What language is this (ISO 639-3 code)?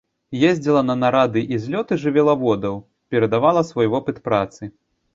bel